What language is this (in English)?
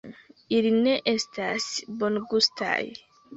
Esperanto